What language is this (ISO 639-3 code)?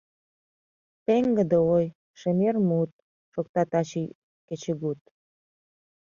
chm